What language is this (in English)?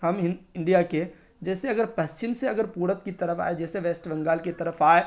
Urdu